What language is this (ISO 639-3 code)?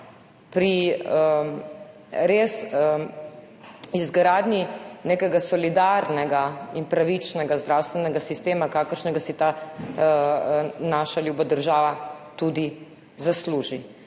slv